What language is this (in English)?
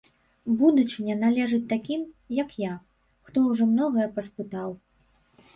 Belarusian